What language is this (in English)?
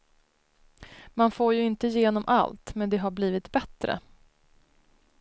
Swedish